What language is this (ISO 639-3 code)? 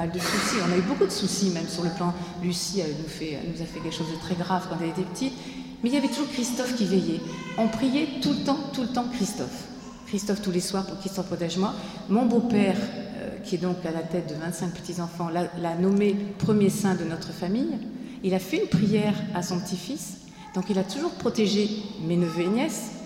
fra